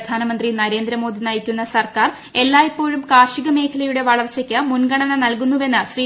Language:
Malayalam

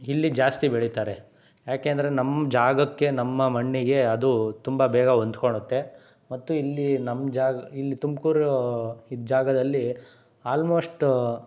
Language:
Kannada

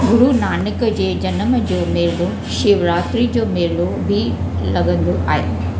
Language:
Sindhi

